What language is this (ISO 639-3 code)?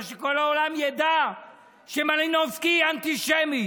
heb